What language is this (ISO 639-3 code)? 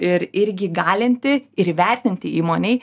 lit